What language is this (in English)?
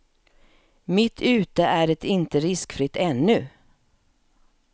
Swedish